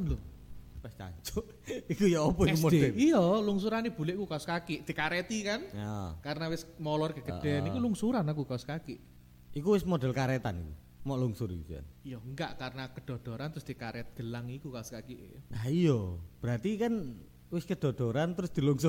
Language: Indonesian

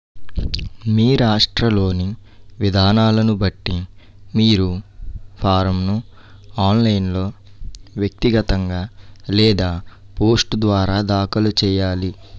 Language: Telugu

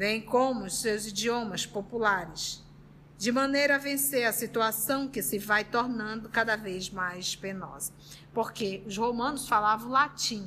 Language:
Portuguese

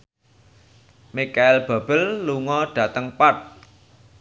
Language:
Javanese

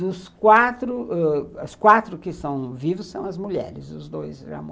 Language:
Portuguese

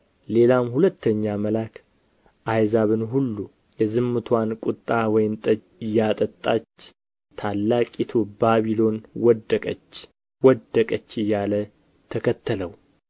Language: Amharic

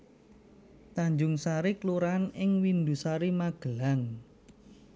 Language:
Javanese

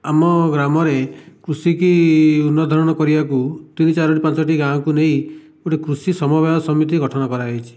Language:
Odia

